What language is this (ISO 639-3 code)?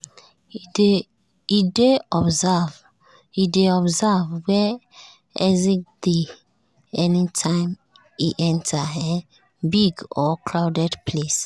pcm